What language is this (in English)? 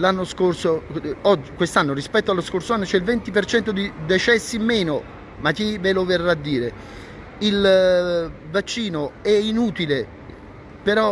Italian